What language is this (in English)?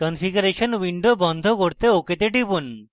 Bangla